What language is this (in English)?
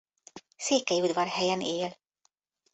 Hungarian